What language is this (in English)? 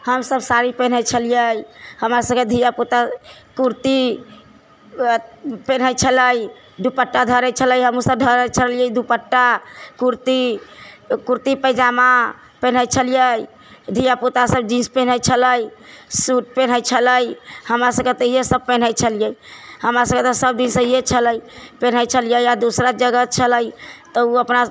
Maithili